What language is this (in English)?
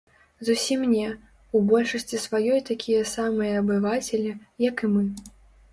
Belarusian